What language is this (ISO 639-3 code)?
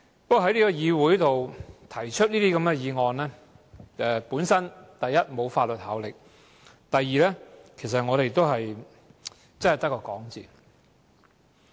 yue